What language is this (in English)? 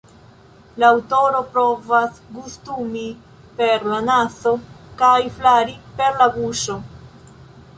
Esperanto